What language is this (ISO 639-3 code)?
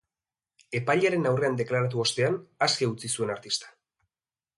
eus